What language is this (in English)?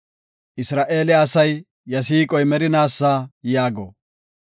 Gofa